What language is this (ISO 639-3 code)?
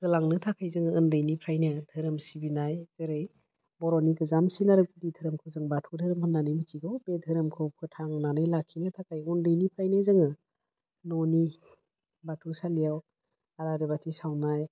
brx